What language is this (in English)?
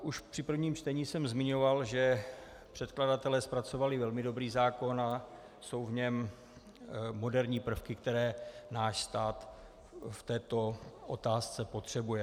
Czech